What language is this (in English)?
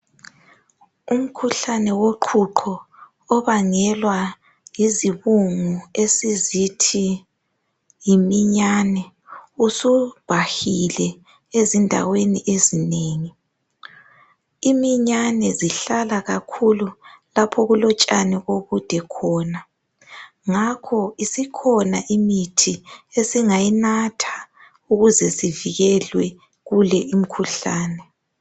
North Ndebele